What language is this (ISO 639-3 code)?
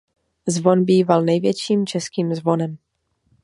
ces